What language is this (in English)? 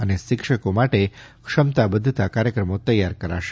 Gujarati